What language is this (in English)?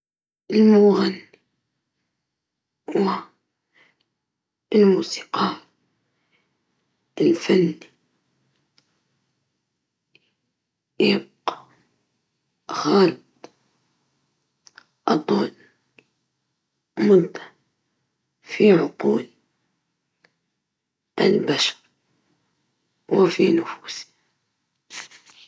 Libyan Arabic